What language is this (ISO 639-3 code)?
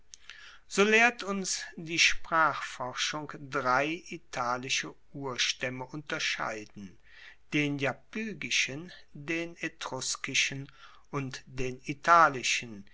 deu